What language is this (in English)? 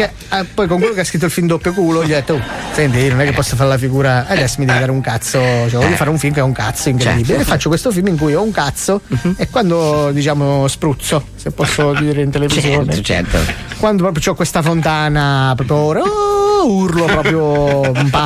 Italian